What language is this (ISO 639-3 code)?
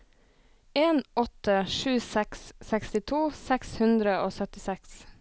nor